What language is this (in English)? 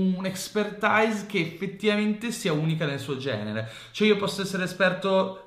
Italian